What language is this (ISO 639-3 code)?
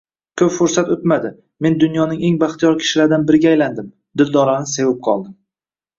uzb